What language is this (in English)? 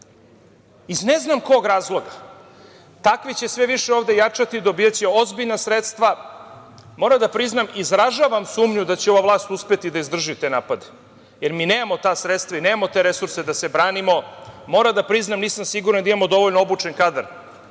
Serbian